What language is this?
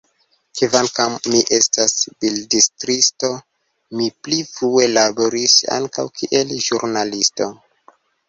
Esperanto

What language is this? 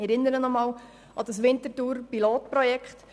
Swiss German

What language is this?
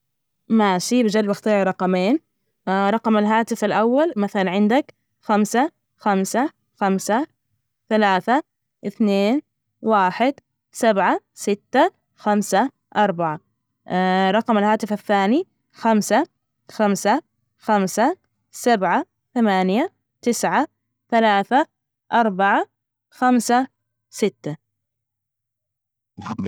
Najdi Arabic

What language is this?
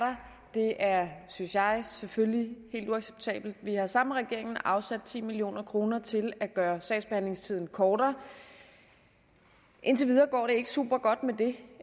Danish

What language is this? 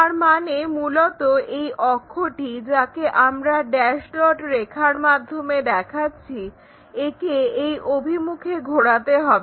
Bangla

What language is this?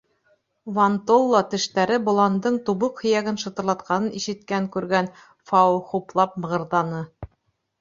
Bashkir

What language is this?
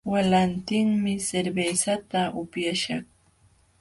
Jauja Wanca Quechua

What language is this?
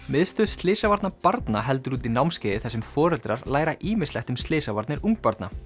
Icelandic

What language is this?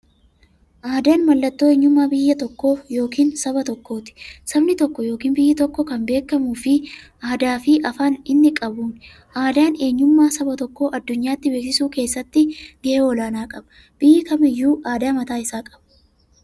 Oromo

